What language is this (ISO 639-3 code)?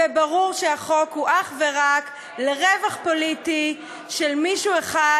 heb